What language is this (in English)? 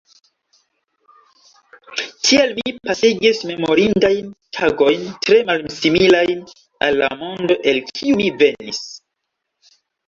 Esperanto